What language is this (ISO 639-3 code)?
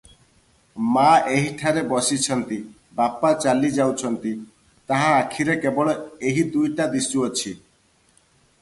ori